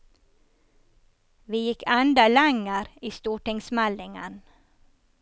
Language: Norwegian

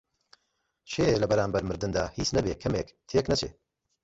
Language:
Central Kurdish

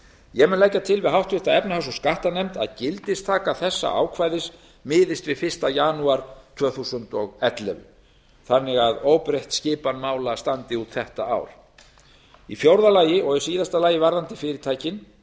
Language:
Icelandic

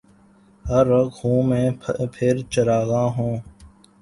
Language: Urdu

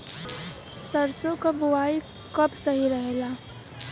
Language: Bhojpuri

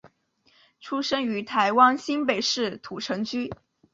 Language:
Chinese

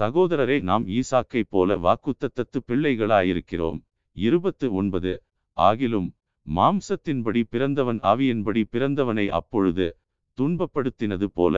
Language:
Tamil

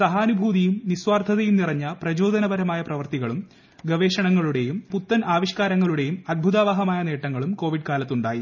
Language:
Malayalam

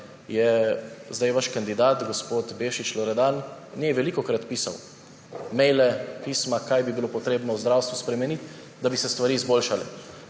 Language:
Slovenian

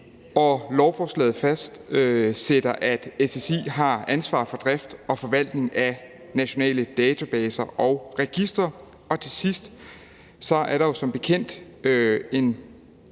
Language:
Danish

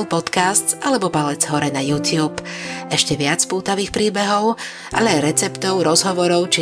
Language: Slovak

